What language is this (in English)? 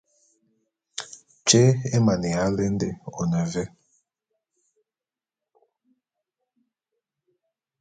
Bulu